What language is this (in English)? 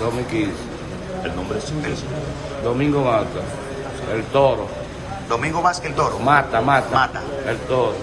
Spanish